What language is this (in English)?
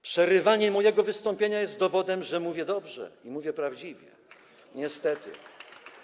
Polish